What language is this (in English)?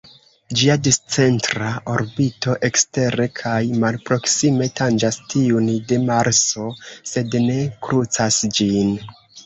Esperanto